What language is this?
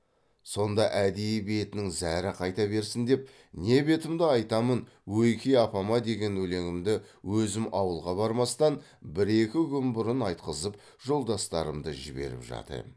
Kazakh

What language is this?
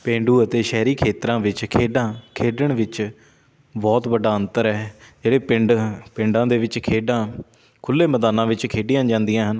Punjabi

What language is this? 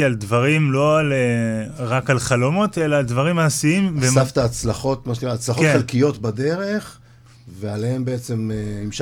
Hebrew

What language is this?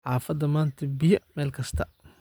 Somali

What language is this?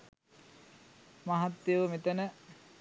Sinhala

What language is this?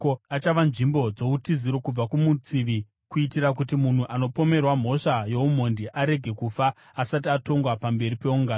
Shona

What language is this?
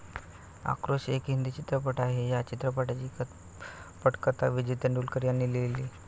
Marathi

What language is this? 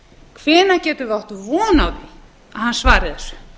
Icelandic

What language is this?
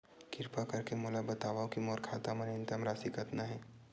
Chhattisgarhi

